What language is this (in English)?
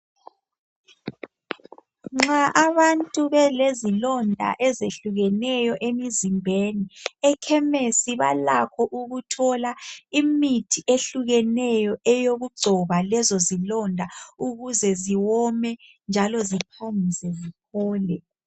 North Ndebele